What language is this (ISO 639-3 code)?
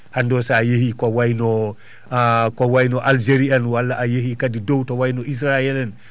ful